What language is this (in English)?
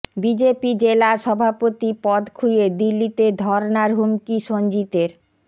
Bangla